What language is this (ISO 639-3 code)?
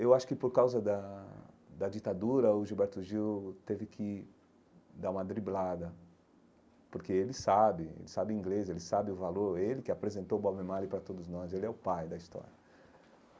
por